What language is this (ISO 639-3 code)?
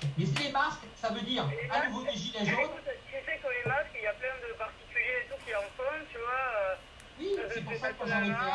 fra